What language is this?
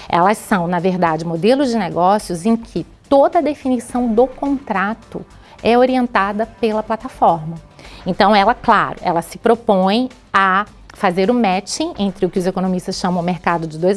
Portuguese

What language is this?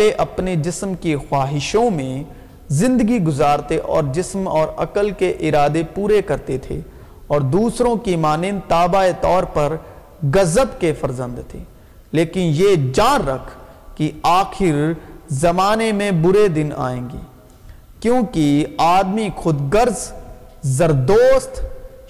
Urdu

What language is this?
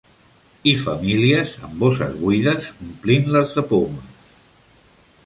Catalan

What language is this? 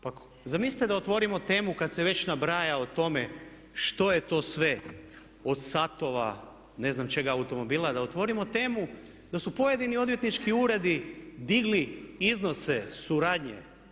Croatian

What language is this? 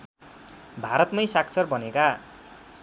Nepali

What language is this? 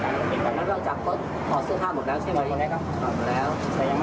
Thai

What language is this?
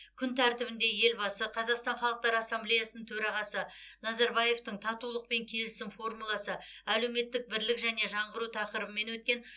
Kazakh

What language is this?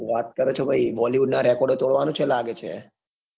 Gujarati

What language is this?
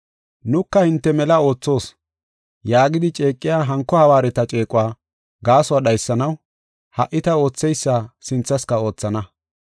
Gofa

